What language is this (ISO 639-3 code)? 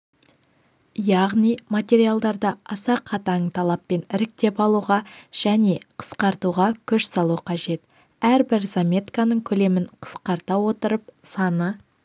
kaz